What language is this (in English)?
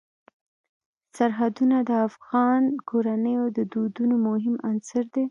Pashto